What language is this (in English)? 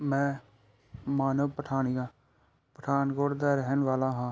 Punjabi